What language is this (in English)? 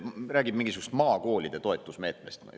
Estonian